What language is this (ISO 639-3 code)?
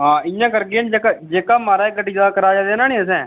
doi